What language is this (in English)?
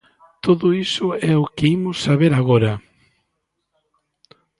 Galician